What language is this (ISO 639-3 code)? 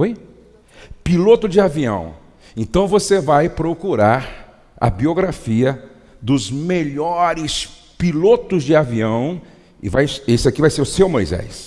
por